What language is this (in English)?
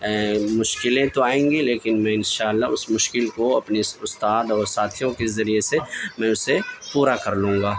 Urdu